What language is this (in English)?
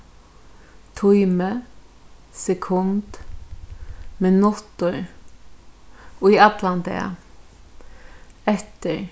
Faroese